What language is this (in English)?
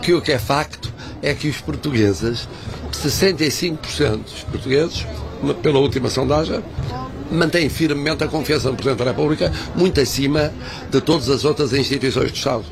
Portuguese